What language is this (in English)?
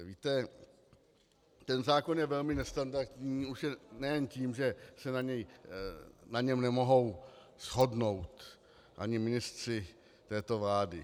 Czech